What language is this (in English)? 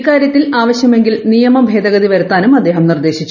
Malayalam